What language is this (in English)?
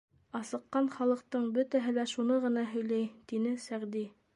Bashkir